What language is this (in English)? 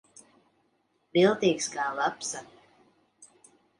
Latvian